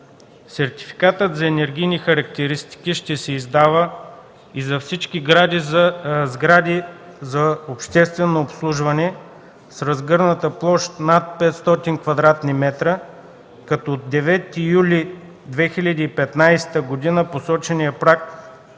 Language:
Bulgarian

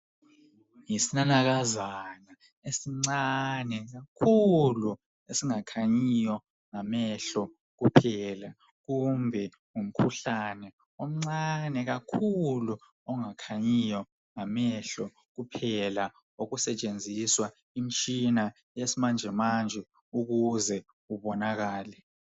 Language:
North Ndebele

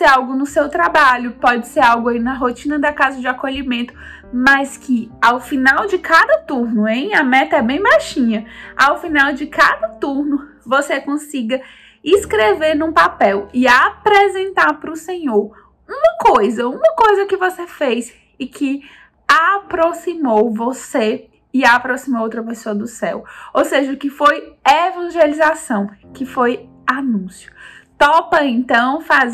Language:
Portuguese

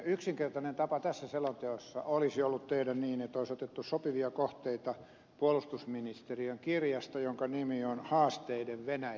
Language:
Finnish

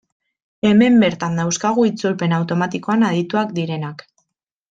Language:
Basque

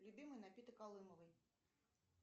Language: Russian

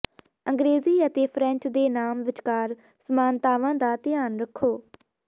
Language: Punjabi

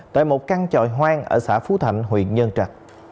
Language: Vietnamese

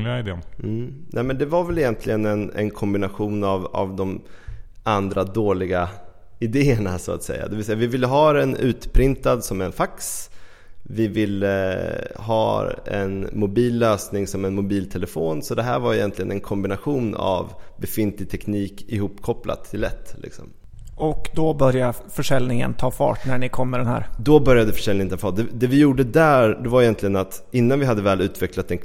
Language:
Swedish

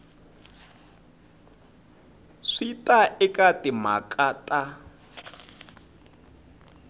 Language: Tsonga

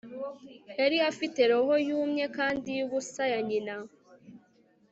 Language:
Kinyarwanda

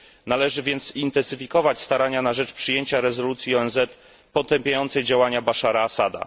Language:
Polish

